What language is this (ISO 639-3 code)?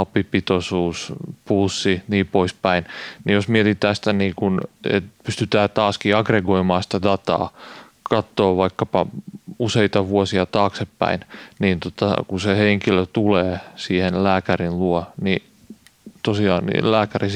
fin